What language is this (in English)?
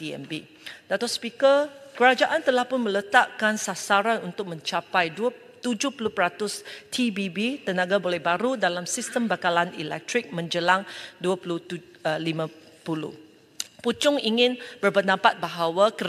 Malay